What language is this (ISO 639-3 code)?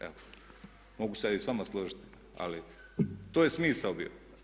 hrv